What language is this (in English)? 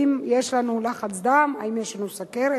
Hebrew